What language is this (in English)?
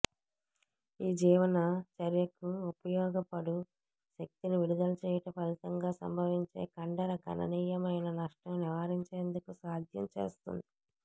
Telugu